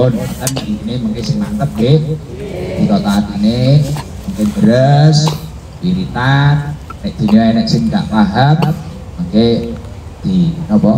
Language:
Indonesian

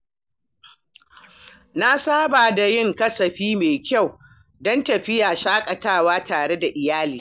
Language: Hausa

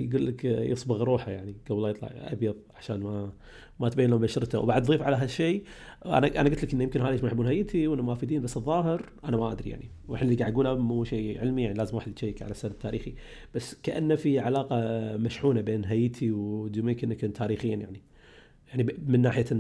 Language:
Arabic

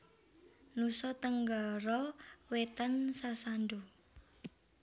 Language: Javanese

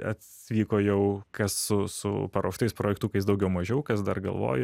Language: Lithuanian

